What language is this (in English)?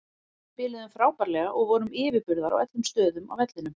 Icelandic